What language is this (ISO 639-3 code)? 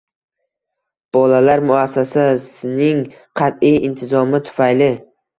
uzb